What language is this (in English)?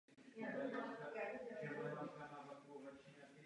Czech